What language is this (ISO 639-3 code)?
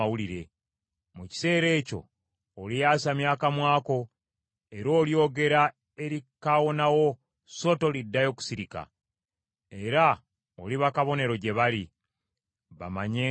lug